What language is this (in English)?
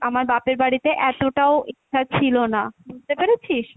Bangla